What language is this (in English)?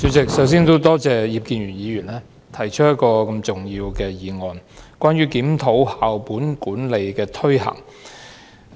Cantonese